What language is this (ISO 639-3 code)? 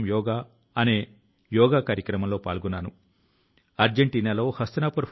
tel